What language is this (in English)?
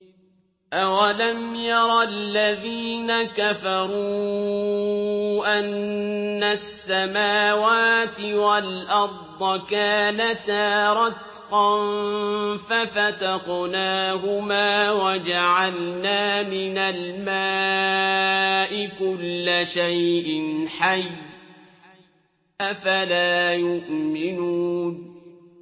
Arabic